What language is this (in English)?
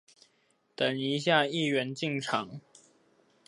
Chinese